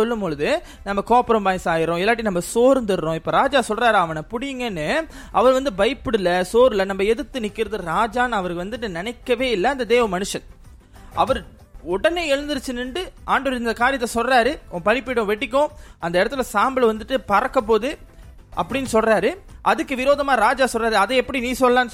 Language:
Tamil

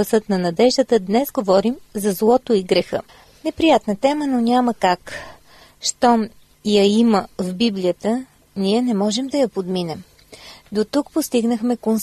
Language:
Bulgarian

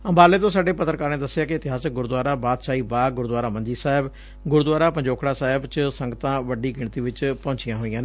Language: Punjabi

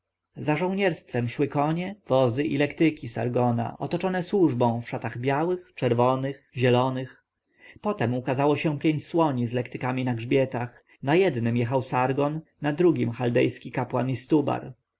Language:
Polish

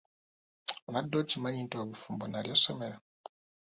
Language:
Ganda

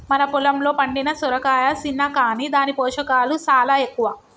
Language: Telugu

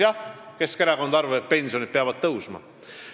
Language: Estonian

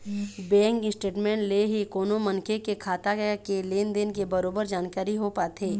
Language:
Chhattisgarhi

